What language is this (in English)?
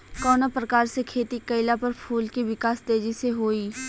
Bhojpuri